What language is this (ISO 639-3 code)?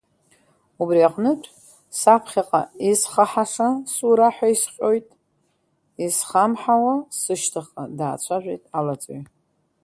abk